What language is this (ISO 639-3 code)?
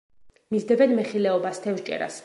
kat